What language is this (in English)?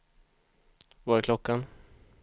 Swedish